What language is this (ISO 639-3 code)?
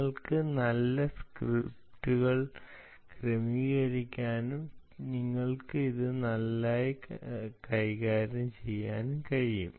mal